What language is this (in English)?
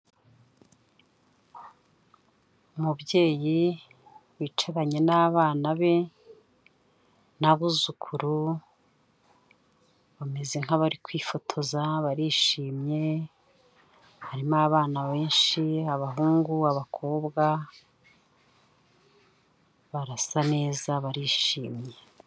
Kinyarwanda